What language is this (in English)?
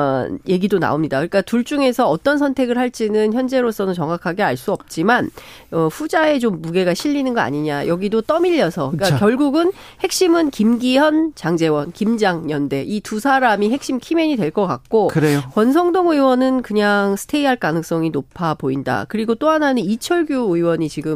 Korean